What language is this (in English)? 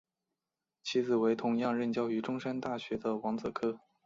Chinese